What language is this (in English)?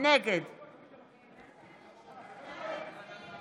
Hebrew